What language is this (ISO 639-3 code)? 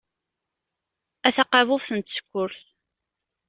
kab